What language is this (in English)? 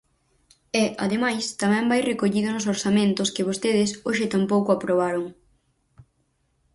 Galician